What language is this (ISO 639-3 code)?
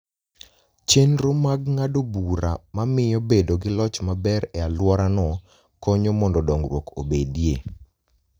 luo